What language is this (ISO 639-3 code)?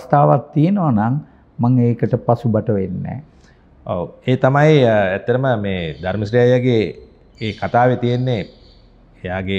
ind